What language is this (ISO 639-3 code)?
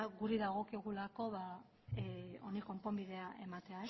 eus